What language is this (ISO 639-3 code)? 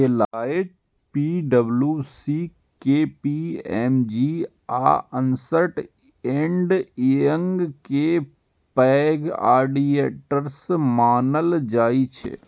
mai